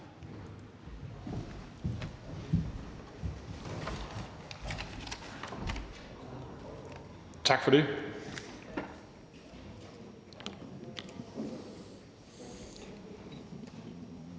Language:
Danish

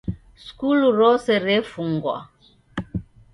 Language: Taita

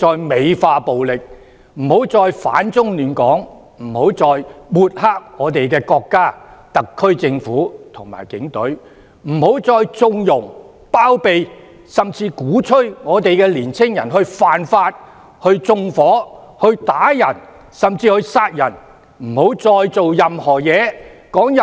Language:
Cantonese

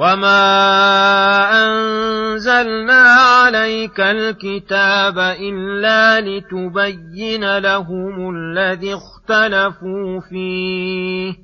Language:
Arabic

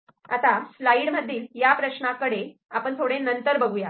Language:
Marathi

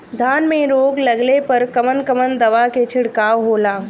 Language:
Bhojpuri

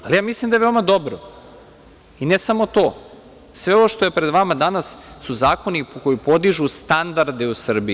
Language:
Serbian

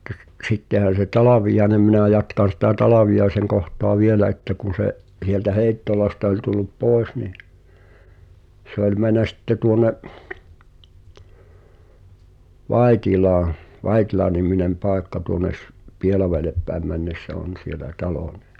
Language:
Finnish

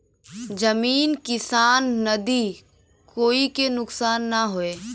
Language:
Bhojpuri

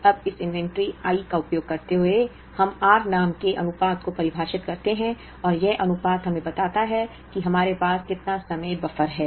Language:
Hindi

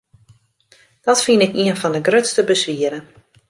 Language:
Western Frisian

